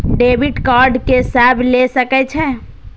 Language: Maithili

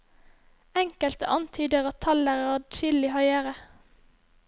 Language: Norwegian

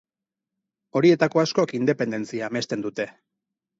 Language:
Basque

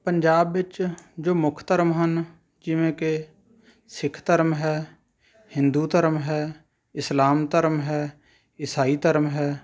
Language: Punjabi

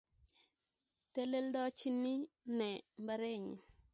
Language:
Kalenjin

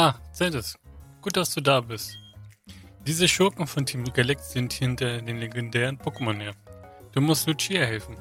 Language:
German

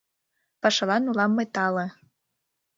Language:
Mari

